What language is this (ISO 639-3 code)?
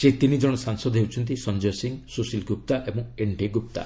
ori